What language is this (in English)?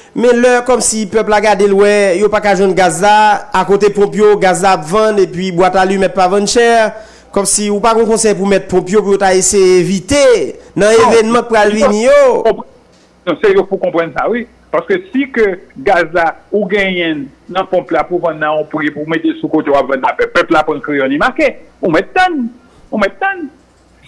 French